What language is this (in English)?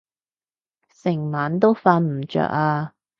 Cantonese